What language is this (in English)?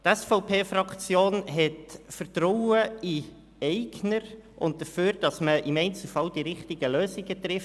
Swiss German